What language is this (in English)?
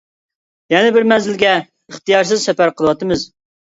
Uyghur